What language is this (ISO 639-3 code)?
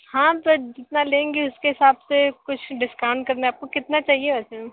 hin